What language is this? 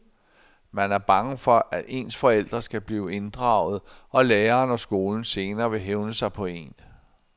Danish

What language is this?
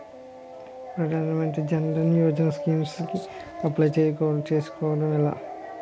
Telugu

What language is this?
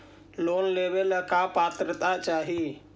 Magahi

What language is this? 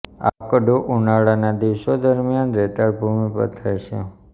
Gujarati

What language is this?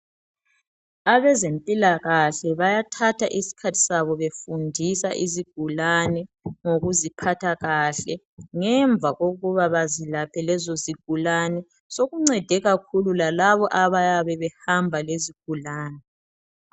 North Ndebele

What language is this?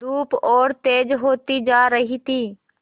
Hindi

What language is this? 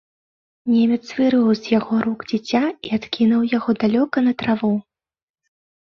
Belarusian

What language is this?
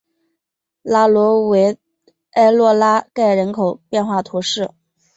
Chinese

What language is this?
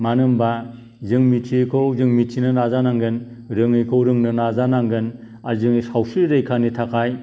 Bodo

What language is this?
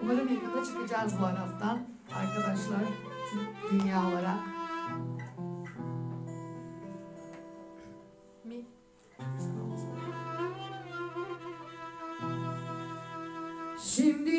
Turkish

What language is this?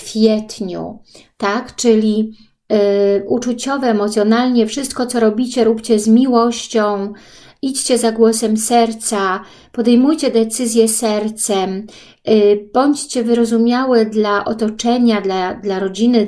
Polish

